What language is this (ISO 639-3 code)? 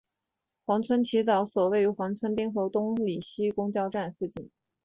zho